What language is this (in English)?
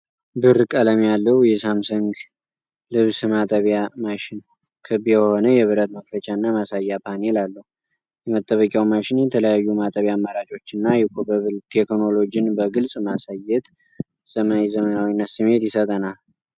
Amharic